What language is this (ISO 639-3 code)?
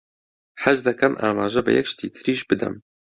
ckb